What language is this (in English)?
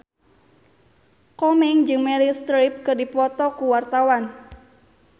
Sundanese